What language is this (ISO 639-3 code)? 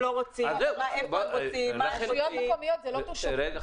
heb